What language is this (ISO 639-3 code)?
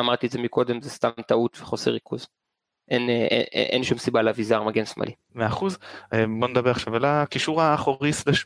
heb